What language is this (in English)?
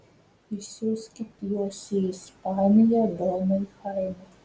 Lithuanian